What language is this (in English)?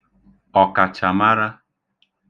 Igbo